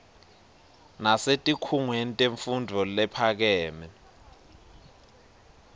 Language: Swati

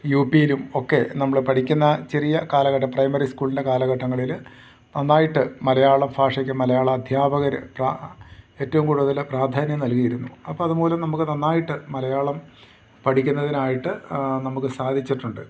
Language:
Malayalam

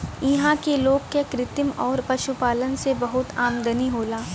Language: Bhojpuri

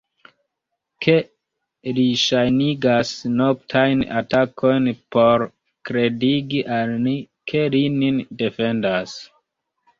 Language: Esperanto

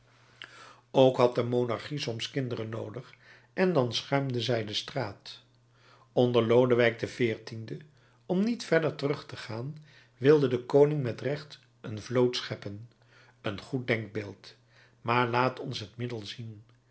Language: Dutch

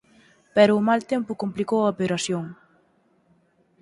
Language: Galician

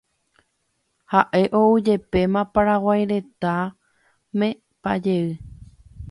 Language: Guarani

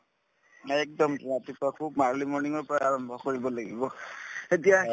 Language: Assamese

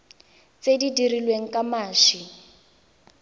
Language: Tswana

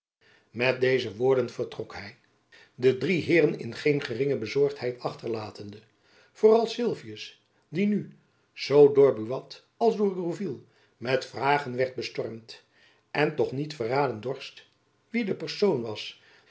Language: Dutch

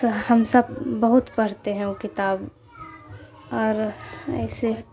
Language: Urdu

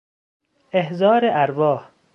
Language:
Persian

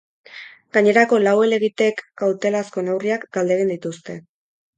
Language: Basque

